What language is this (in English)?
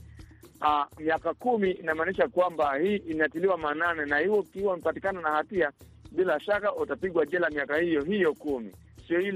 Swahili